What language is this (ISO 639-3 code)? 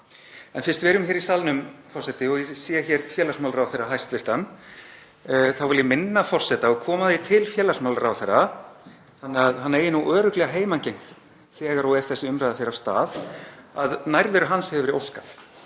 isl